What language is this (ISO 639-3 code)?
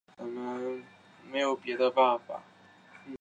zho